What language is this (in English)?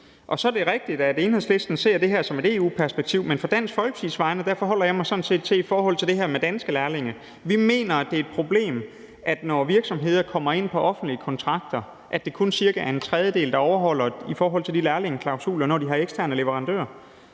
Danish